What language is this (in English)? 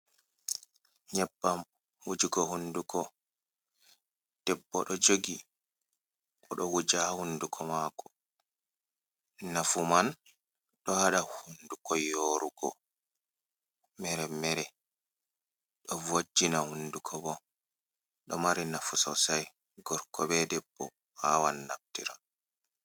Fula